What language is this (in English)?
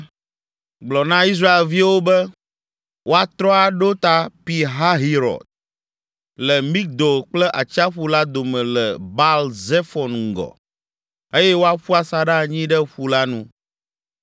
Ewe